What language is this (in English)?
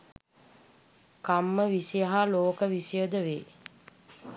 Sinhala